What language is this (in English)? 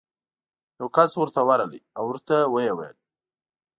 Pashto